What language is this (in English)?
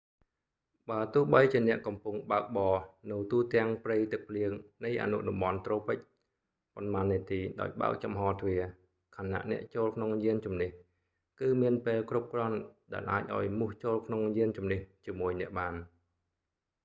Khmer